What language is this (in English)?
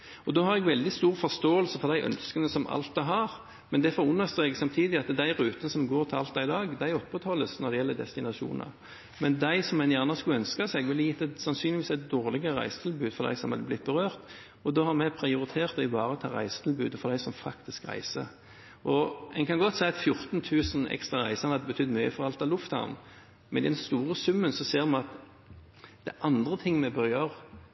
Norwegian Bokmål